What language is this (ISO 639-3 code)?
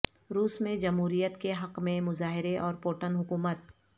urd